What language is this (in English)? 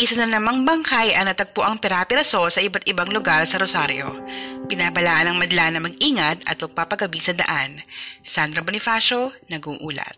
Filipino